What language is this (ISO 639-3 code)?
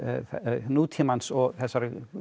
isl